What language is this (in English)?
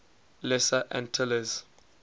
English